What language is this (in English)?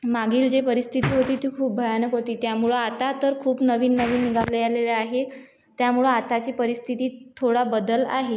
Marathi